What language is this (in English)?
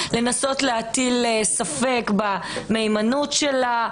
Hebrew